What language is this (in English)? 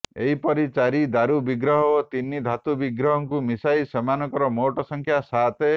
Odia